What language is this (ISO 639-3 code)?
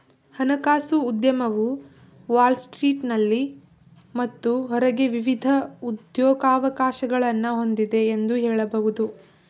kan